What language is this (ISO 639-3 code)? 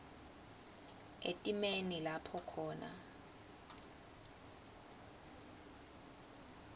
ssw